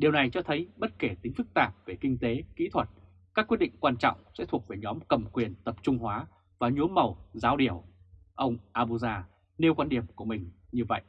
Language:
Vietnamese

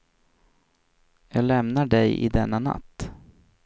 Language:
Swedish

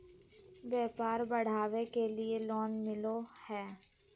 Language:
Magahi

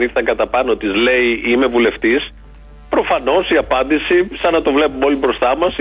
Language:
Greek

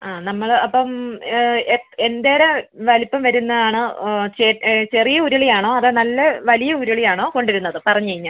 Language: Malayalam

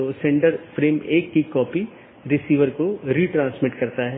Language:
Hindi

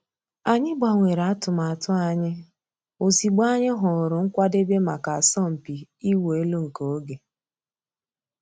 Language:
Igbo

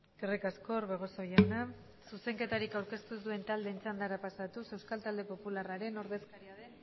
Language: Basque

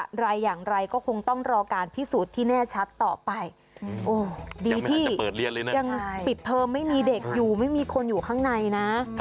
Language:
Thai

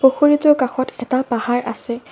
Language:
Assamese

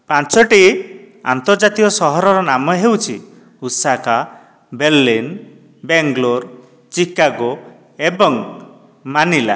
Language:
Odia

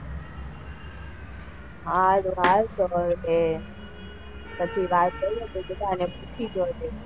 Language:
Gujarati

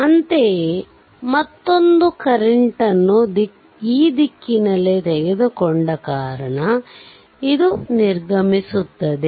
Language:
Kannada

